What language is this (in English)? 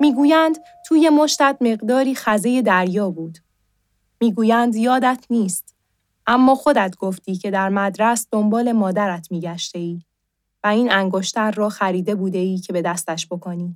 Persian